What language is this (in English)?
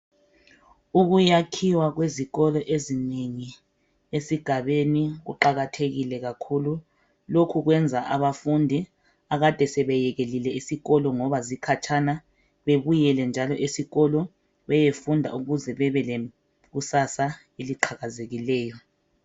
North Ndebele